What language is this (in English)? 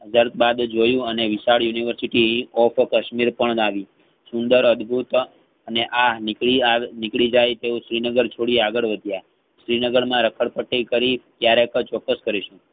Gujarati